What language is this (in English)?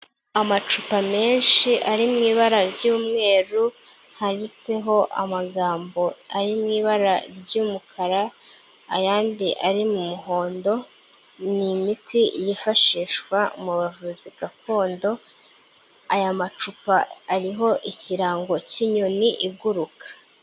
Kinyarwanda